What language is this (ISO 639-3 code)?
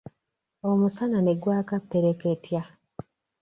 lug